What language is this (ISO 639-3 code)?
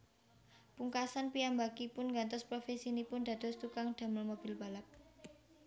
jav